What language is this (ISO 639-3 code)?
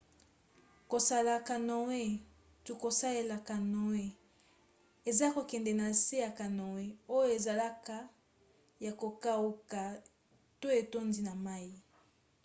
lin